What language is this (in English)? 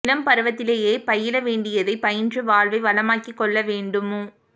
Tamil